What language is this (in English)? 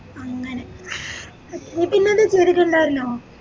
Malayalam